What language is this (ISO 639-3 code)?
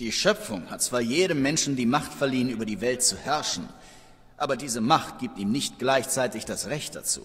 deu